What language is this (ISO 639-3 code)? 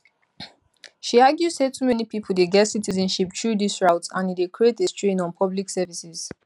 pcm